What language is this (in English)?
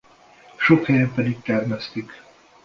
Hungarian